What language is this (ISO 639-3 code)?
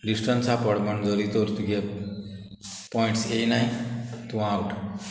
kok